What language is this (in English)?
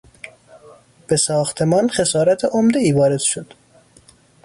Persian